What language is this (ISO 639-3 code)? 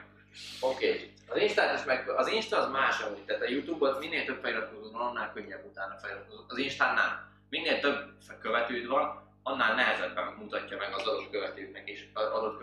hun